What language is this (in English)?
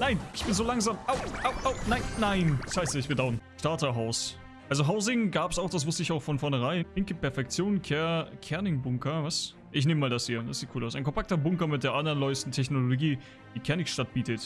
German